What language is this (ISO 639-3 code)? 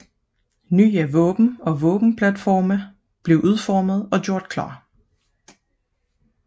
dan